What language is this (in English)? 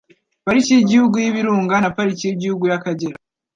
Kinyarwanda